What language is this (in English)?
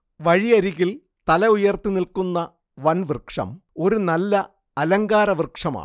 Malayalam